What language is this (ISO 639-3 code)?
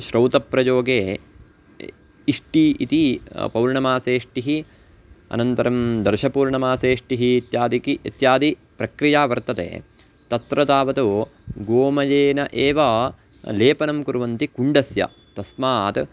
san